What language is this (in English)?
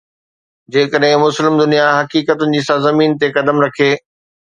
Sindhi